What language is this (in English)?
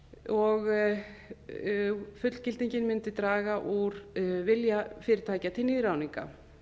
Icelandic